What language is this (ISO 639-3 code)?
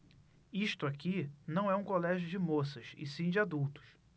por